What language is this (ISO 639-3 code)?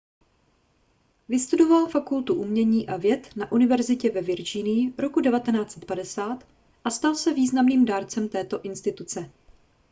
ces